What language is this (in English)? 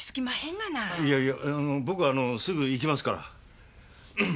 Japanese